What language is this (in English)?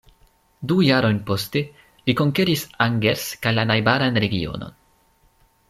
Esperanto